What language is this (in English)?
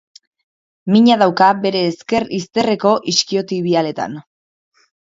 Basque